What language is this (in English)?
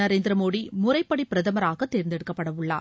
Tamil